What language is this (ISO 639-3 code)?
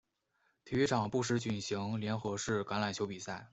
zho